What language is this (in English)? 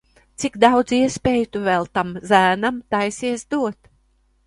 Latvian